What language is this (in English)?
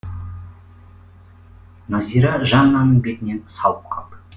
Kazakh